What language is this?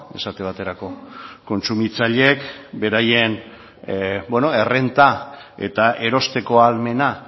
Basque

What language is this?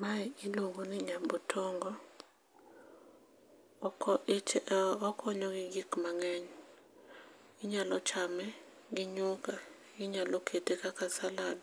Luo (Kenya and Tanzania)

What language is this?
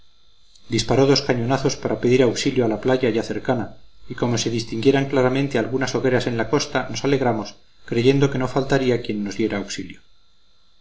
Spanish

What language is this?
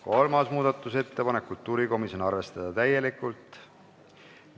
Estonian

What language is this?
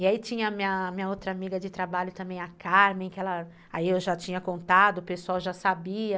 Portuguese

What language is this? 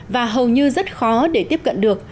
Vietnamese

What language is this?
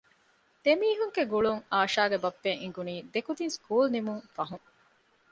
Divehi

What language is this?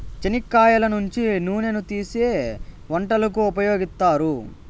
Telugu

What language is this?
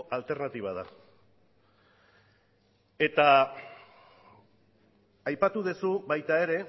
Basque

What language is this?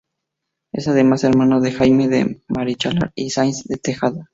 Spanish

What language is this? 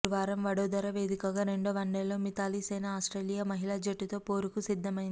Telugu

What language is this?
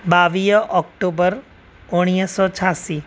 Sindhi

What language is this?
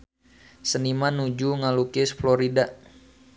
Sundanese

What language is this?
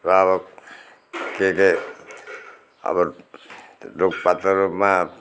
Nepali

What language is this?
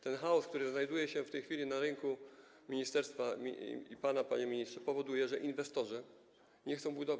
Polish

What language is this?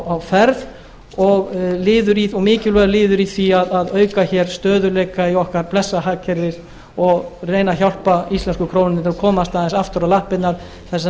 Icelandic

